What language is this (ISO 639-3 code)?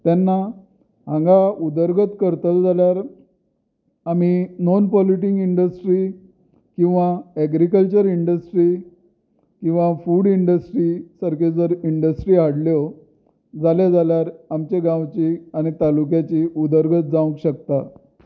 kok